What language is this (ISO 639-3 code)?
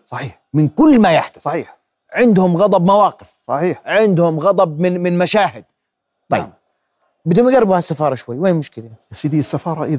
ara